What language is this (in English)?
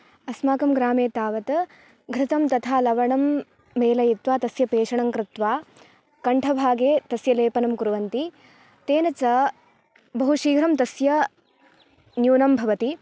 Sanskrit